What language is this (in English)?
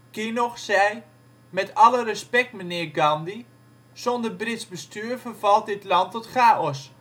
Dutch